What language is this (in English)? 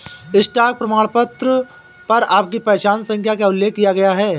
Hindi